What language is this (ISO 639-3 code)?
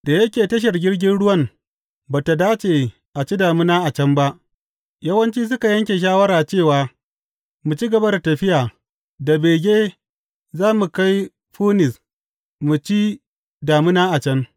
hau